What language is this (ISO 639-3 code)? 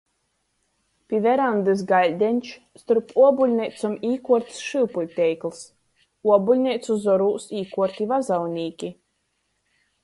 ltg